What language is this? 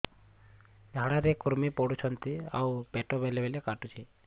Odia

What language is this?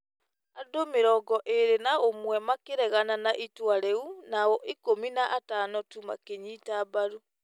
Kikuyu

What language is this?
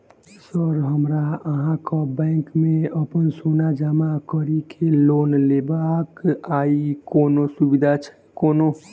Maithili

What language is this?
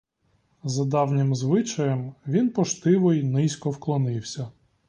Ukrainian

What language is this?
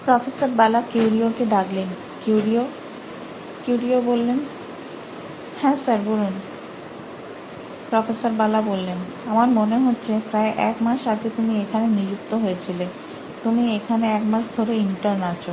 Bangla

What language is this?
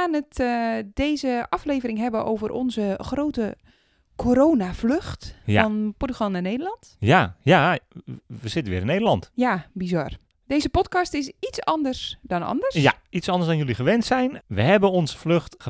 Dutch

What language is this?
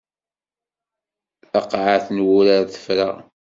Kabyle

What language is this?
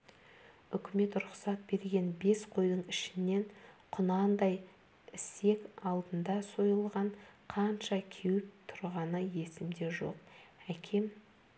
Kazakh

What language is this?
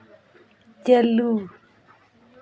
Santali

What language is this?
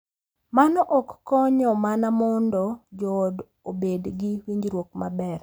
Luo (Kenya and Tanzania)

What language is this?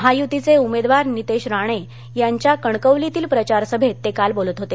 Marathi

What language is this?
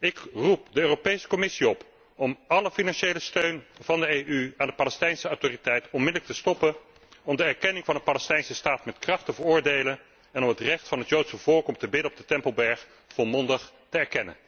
Dutch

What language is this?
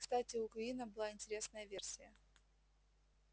Russian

